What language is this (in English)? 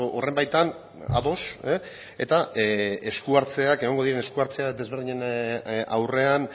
Basque